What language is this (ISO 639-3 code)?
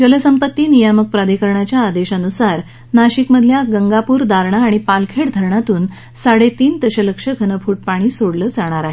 mar